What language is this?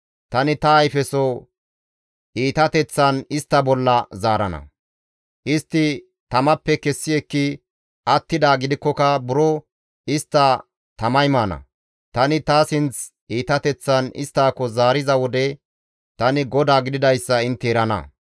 Gamo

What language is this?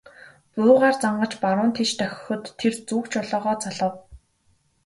Mongolian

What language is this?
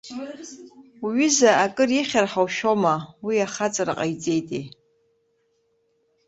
Abkhazian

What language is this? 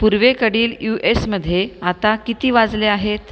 Marathi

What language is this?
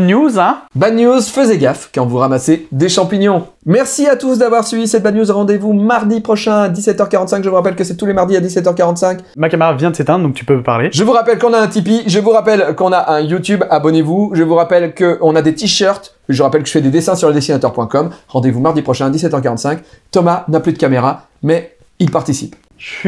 French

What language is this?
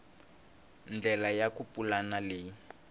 Tsonga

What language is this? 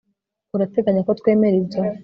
Kinyarwanda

